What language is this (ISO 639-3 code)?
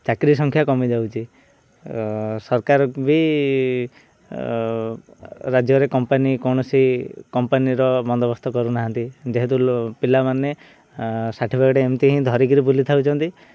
ori